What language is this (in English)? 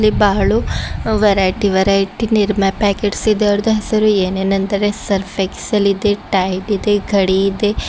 Kannada